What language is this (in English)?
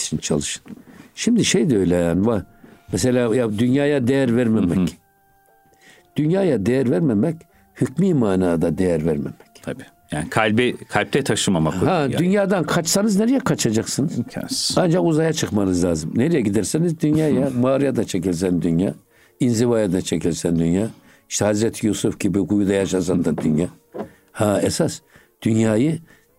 Turkish